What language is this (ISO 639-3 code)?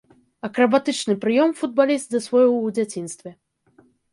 bel